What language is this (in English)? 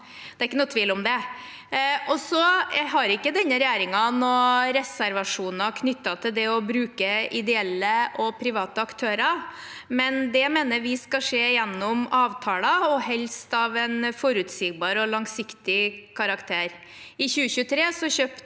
Norwegian